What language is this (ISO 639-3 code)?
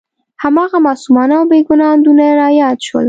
pus